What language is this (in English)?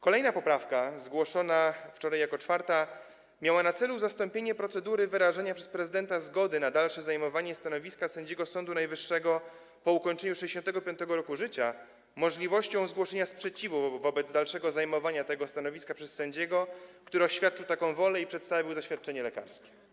Polish